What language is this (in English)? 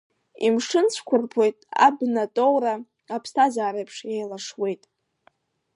Abkhazian